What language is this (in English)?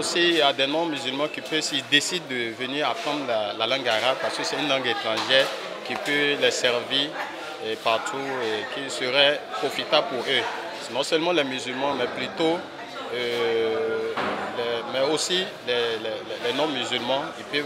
French